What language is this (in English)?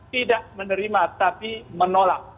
Indonesian